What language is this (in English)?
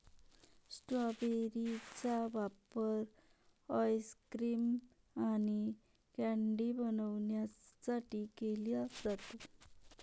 Marathi